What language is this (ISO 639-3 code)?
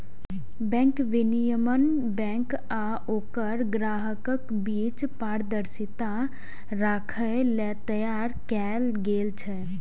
mai